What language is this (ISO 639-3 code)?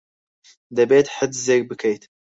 ckb